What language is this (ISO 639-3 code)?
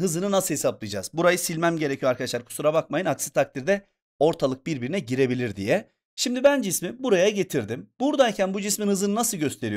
tur